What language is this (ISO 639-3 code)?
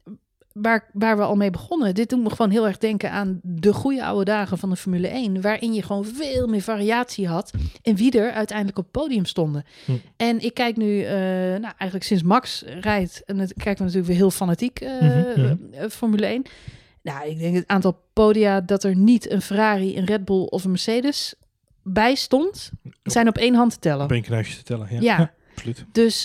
nld